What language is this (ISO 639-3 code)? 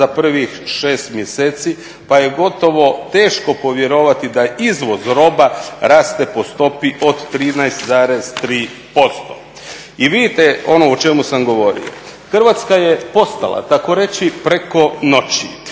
hrv